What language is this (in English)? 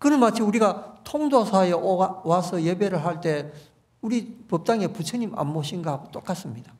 Korean